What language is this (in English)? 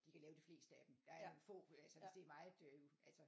Danish